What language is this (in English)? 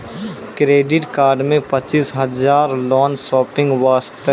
Maithili